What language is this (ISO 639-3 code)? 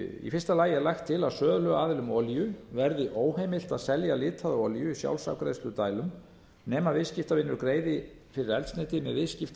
isl